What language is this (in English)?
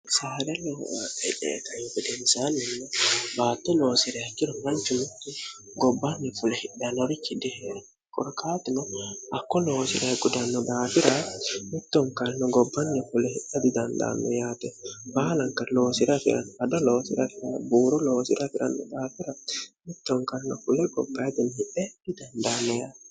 Sidamo